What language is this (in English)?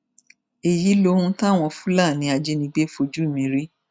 Yoruba